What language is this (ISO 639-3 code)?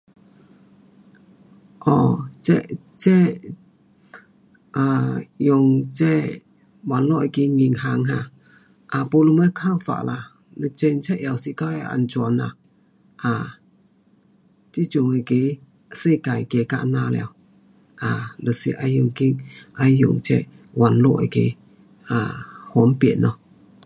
cpx